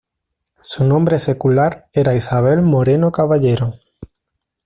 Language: Spanish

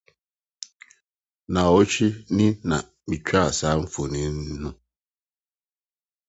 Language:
Akan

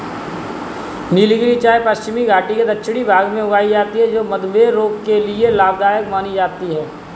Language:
Hindi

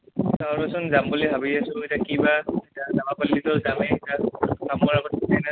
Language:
Assamese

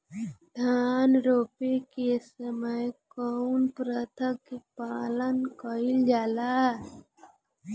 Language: Bhojpuri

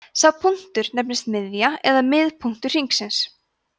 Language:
Icelandic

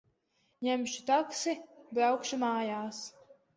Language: Latvian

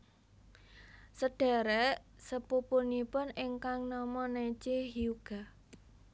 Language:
Javanese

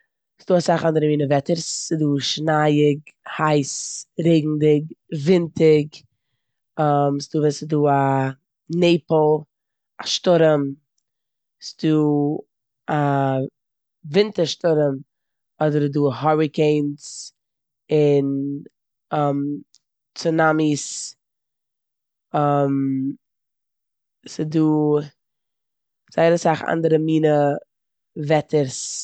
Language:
Yiddish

